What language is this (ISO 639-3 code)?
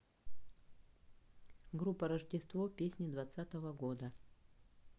rus